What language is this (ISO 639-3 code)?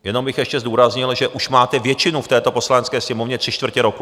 ces